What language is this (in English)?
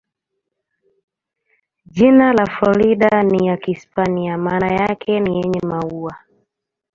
Swahili